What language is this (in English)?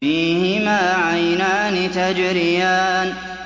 Arabic